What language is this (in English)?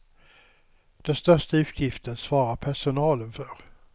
Swedish